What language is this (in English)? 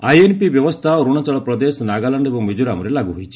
Odia